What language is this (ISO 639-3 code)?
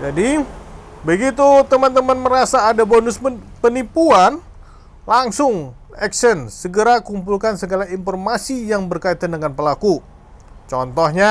ind